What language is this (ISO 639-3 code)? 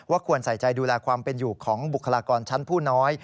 tha